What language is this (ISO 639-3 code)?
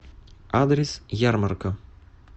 rus